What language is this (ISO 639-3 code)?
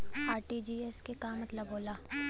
bho